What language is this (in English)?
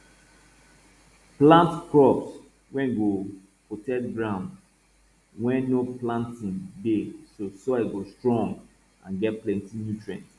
Nigerian Pidgin